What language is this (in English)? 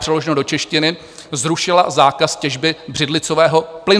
Czech